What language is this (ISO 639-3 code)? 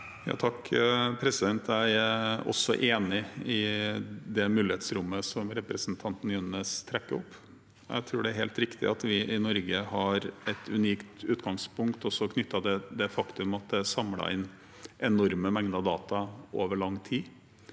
nor